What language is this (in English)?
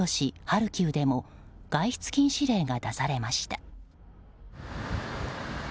Japanese